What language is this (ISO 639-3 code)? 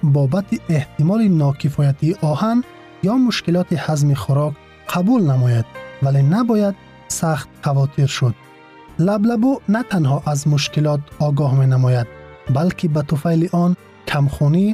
fas